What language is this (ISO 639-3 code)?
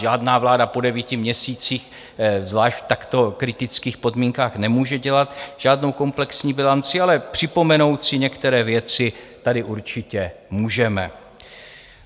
ces